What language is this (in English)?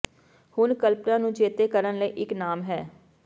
Punjabi